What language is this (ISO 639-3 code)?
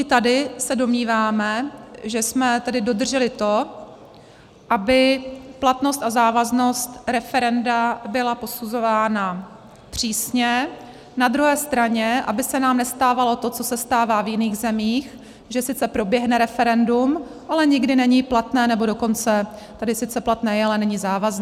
ces